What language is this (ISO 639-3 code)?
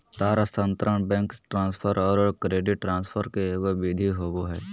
mag